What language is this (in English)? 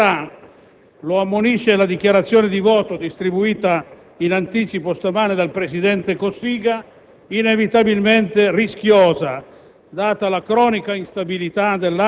Italian